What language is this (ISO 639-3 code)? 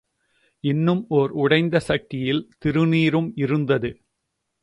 tam